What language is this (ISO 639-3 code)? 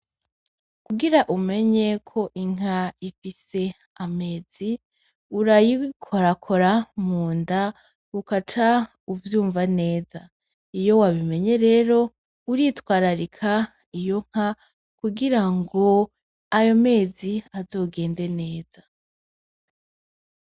run